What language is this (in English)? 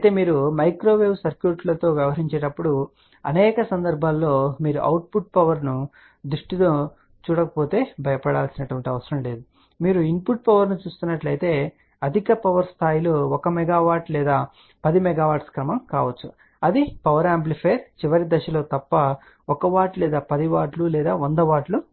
Telugu